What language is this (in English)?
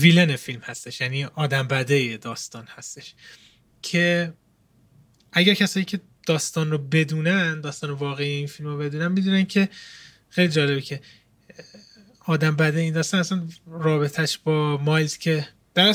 Persian